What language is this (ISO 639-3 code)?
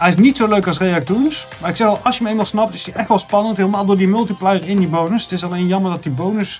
nld